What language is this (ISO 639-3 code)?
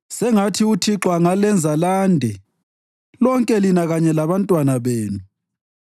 nde